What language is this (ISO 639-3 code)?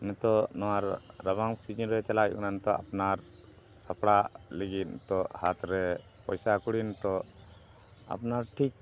sat